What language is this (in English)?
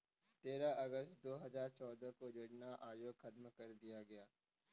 Hindi